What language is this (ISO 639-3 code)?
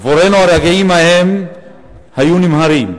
heb